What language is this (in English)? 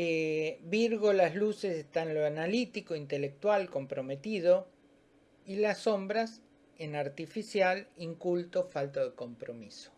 Spanish